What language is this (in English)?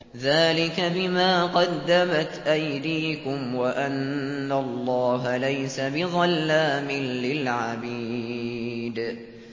Arabic